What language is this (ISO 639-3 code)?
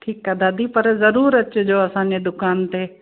snd